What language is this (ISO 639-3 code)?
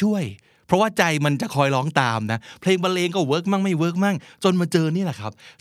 tha